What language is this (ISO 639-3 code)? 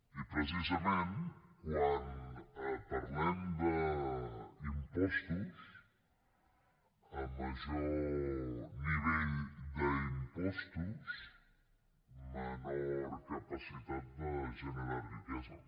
cat